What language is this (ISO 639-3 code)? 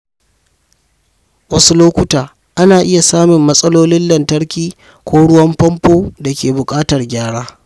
hau